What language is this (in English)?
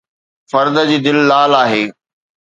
Sindhi